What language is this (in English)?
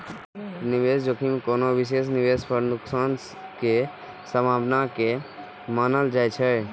Maithili